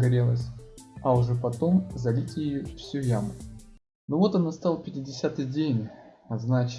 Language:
Russian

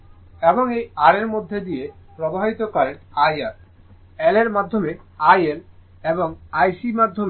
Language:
Bangla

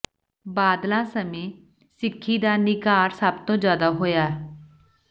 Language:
Punjabi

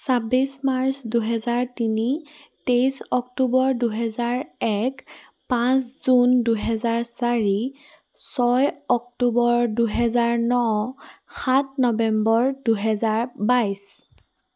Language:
Assamese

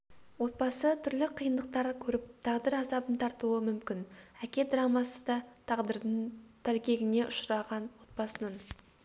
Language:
Kazakh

